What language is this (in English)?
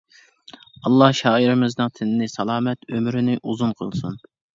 Uyghur